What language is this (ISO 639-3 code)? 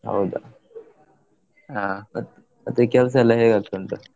kan